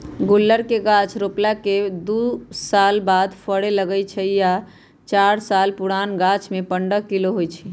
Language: Magahi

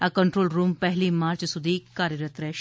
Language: Gujarati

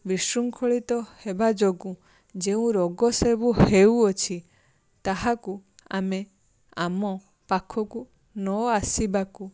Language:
Odia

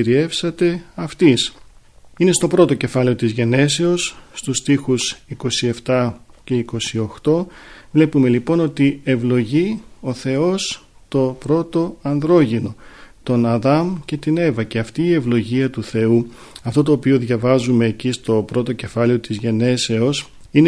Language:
Greek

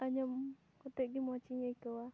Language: Santali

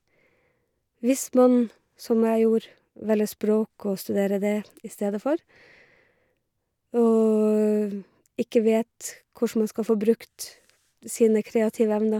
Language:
Norwegian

